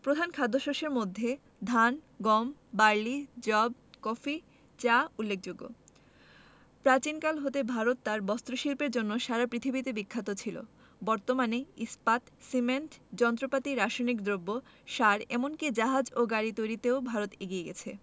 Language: Bangla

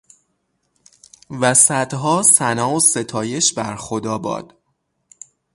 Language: Persian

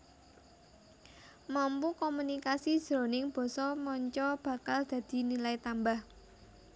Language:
Javanese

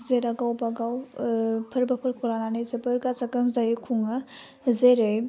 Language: Bodo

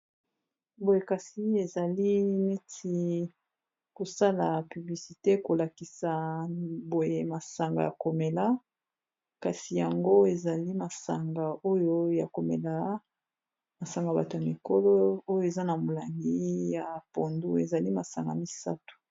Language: Lingala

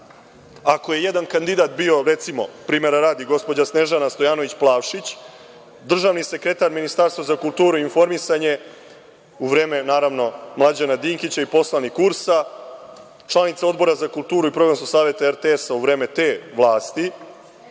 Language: Serbian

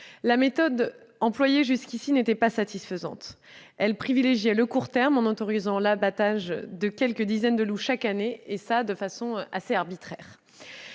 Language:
French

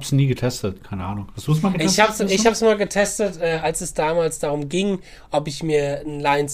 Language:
German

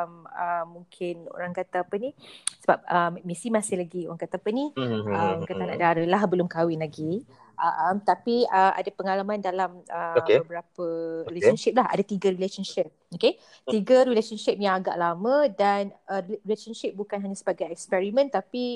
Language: Malay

